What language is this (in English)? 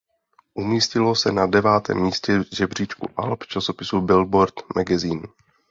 Czech